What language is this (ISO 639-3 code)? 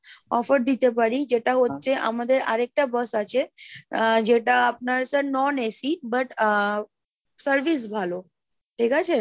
ben